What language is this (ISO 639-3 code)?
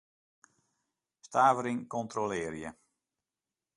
fry